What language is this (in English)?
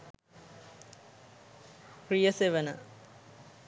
Sinhala